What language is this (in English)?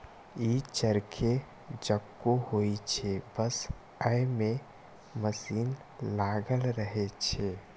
Maithili